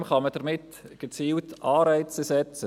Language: Swiss German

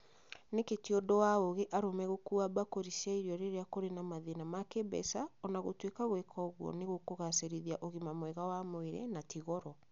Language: Kikuyu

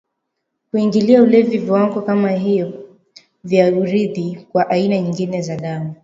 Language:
Swahili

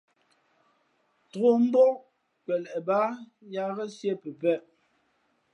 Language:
Fe'fe'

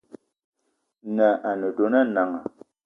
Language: Eton (Cameroon)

